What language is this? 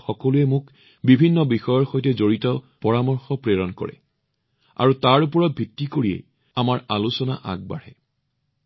Assamese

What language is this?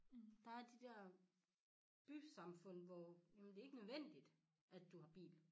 Danish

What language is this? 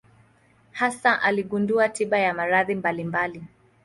Swahili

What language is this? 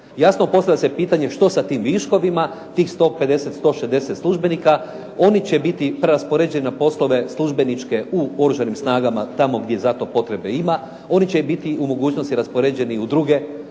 Croatian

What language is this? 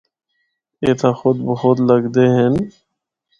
Northern Hindko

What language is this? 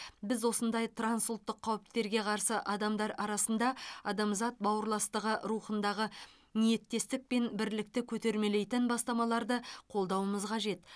Kazakh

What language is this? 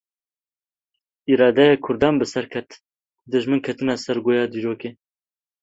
Kurdish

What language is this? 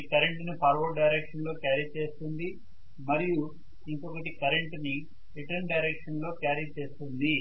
Telugu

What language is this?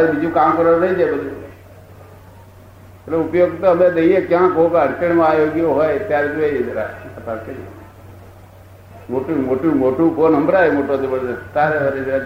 Gujarati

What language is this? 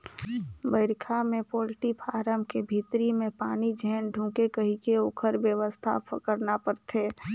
Chhattisgarhi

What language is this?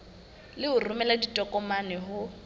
Southern Sotho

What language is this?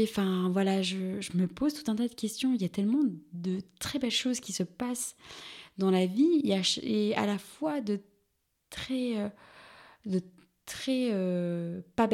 French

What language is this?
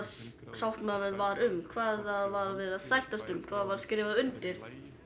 Icelandic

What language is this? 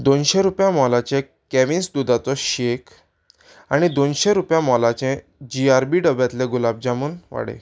Konkani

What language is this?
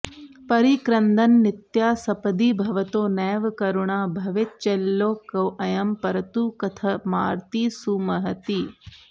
Sanskrit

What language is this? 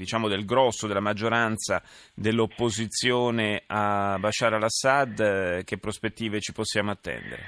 Italian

